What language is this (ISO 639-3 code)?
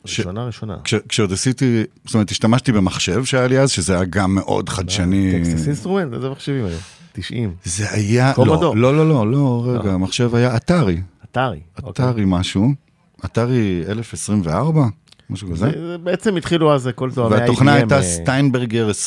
heb